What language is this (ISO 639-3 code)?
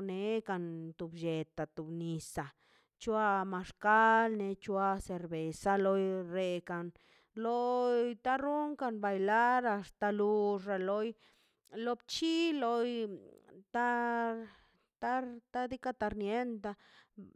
zpy